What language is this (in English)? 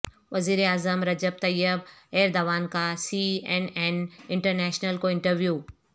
Urdu